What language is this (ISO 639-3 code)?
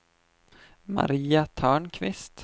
swe